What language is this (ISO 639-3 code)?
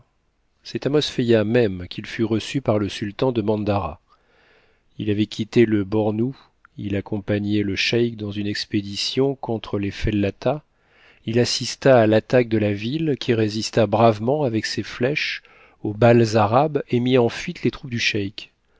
fra